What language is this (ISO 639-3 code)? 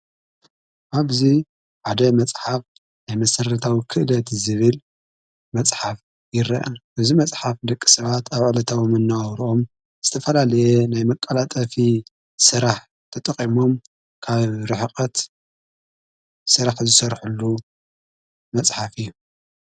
tir